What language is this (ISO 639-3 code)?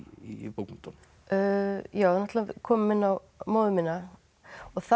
isl